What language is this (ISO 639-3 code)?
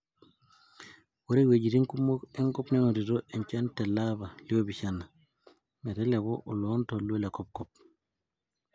mas